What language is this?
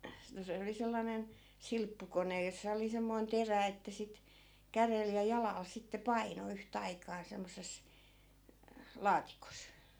Finnish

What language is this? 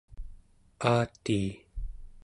Central Yupik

